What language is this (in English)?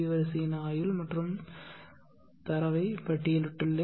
Tamil